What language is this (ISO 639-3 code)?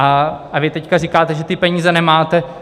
ces